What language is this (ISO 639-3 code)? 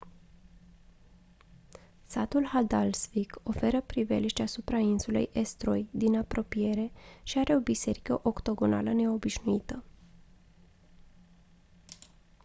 ron